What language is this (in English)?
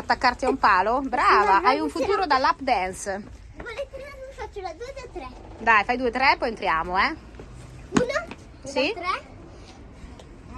Italian